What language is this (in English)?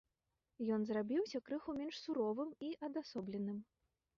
Belarusian